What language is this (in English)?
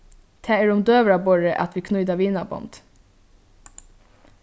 Faroese